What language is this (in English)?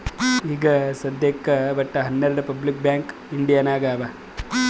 Kannada